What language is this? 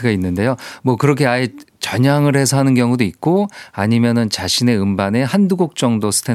Korean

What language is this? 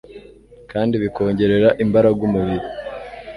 Kinyarwanda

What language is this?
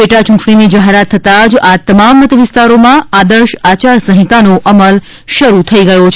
Gujarati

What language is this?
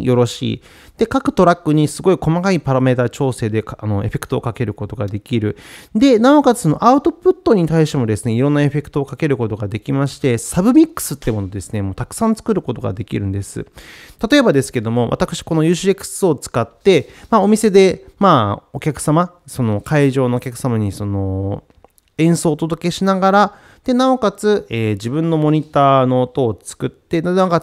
Japanese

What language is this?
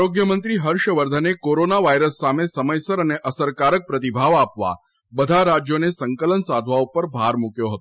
Gujarati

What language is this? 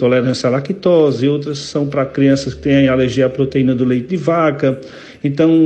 Portuguese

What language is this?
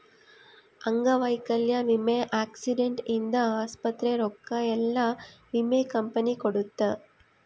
Kannada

